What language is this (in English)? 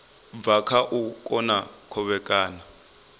Venda